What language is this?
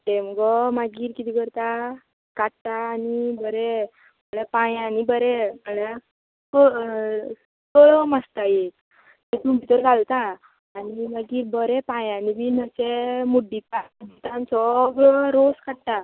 Konkani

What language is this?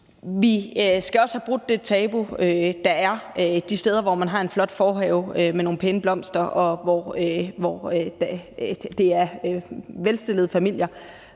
Danish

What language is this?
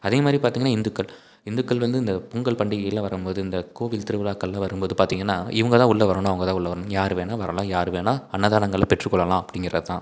Tamil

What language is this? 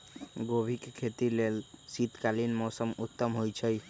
Magahi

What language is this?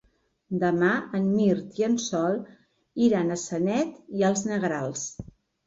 Catalan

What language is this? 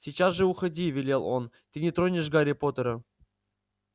Russian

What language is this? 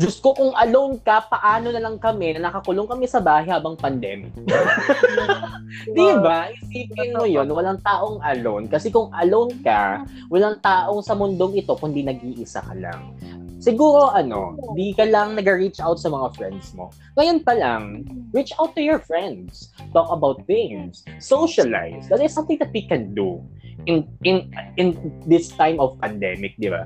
Filipino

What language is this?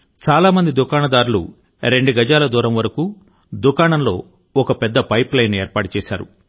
Telugu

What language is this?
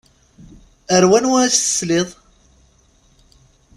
Kabyle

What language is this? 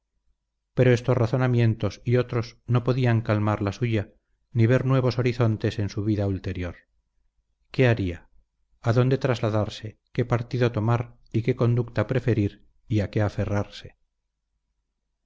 Spanish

